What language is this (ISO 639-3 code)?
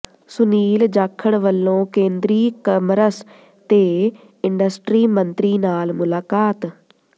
pan